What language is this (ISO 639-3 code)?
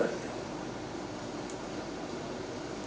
ind